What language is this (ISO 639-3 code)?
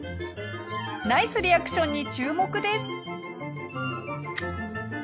jpn